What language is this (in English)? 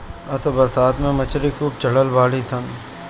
Bhojpuri